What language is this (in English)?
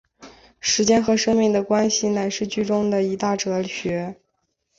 Chinese